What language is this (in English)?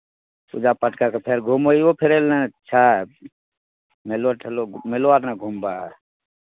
Maithili